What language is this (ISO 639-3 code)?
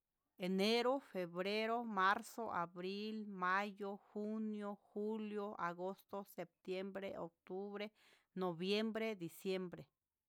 mxs